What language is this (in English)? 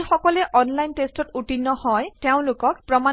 Assamese